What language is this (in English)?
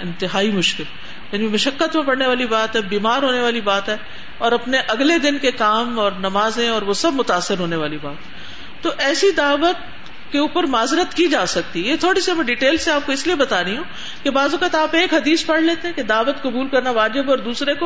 Urdu